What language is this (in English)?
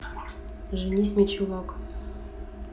Russian